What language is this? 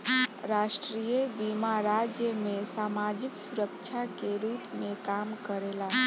Bhojpuri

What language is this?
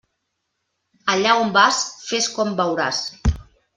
Catalan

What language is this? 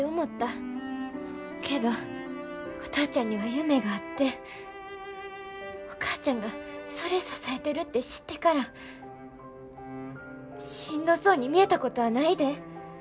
Japanese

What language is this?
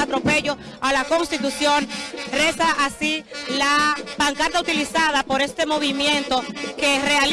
Spanish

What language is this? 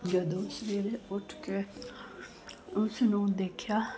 Punjabi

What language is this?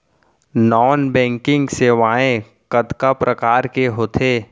Chhattisgarhi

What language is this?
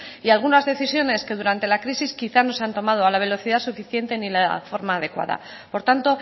Spanish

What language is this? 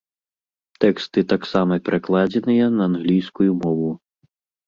Belarusian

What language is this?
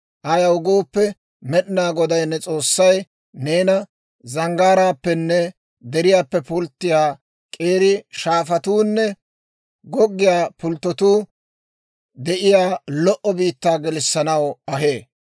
Dawro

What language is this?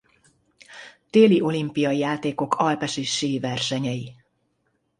Hungarian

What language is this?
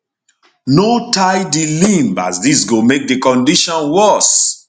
Nigerian Pidgin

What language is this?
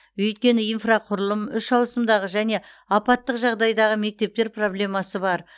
Kazakh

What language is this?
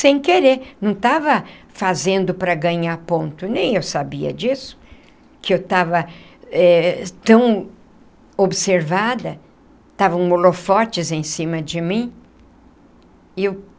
Portuguese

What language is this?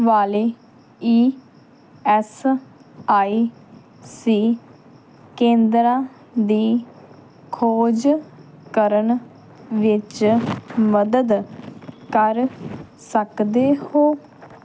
Punjabi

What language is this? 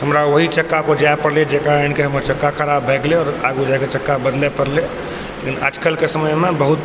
Maithili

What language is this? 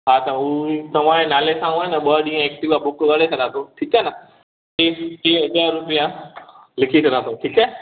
Sindhi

